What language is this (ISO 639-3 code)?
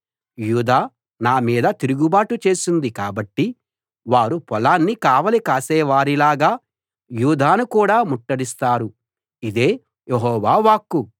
tel